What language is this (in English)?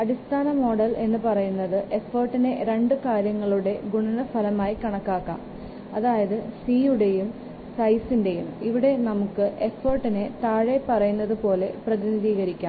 Malayalam